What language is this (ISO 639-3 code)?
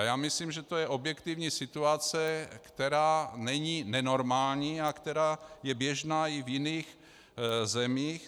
ces